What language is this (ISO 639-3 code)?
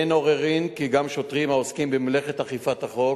heb